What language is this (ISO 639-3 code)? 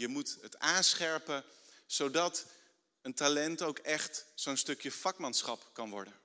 nld